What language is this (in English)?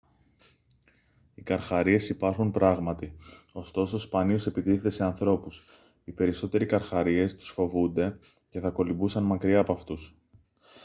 Greek